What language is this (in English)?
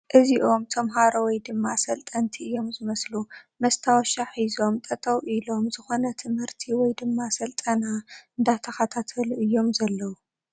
Tigrinya